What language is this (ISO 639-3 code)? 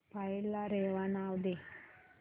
mar